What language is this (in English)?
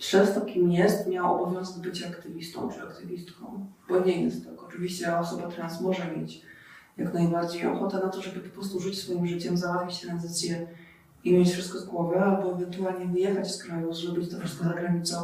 Polish